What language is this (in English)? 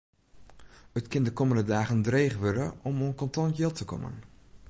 Western Frisian